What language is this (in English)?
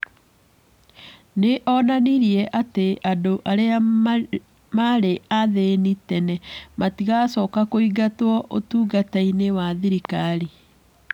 Kikuyu